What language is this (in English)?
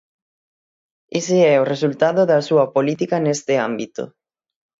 Galician